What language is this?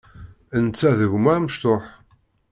Kabyle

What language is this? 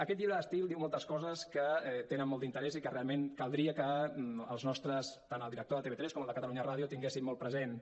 Catalan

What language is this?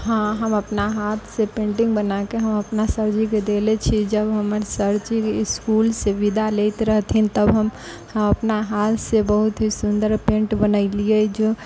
Maithili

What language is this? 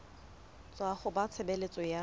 Southern Sotho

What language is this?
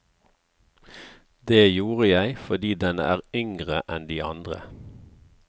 Norwegian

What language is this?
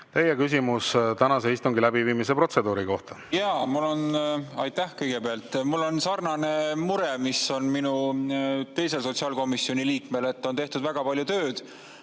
Estonian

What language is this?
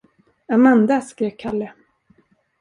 Swedish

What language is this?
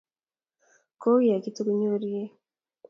Kalenjin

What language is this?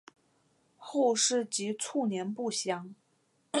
Chinese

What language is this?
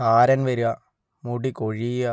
Malayalam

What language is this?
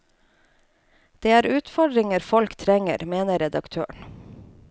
Norwegian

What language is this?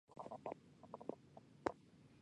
Chinese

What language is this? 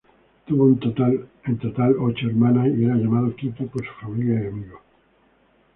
Spanish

